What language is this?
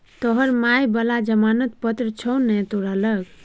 Maithili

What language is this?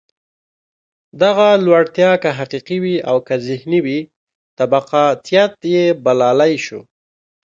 Pashto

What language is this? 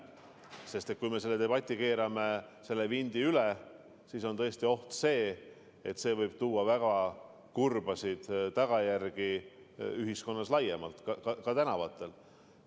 Estonian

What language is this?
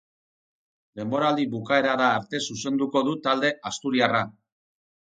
Basque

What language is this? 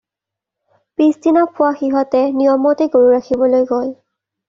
Assamese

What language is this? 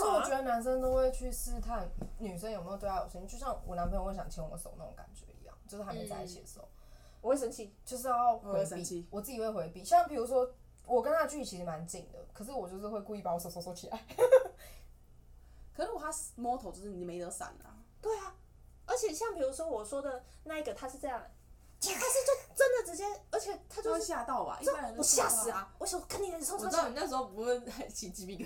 Chinese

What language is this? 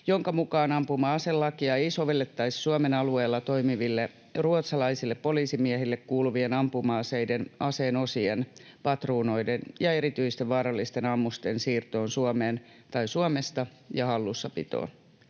Finnish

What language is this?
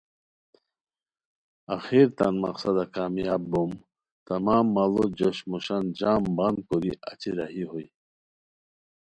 Khowar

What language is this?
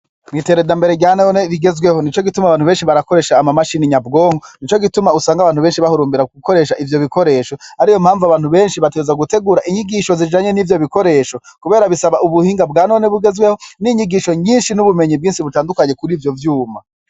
Rundi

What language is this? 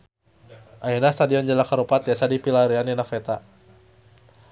Sundanese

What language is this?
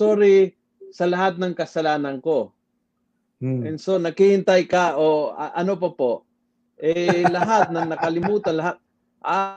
Filipino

